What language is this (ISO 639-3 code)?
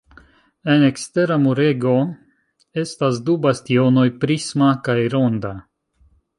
epo